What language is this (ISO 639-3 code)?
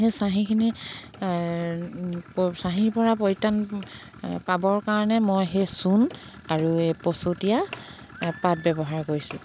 asm